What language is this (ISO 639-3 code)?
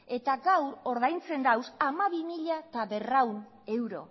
eus